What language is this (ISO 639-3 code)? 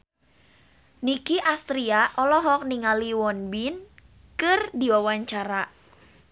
sun